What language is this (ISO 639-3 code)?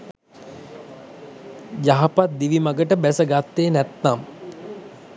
sin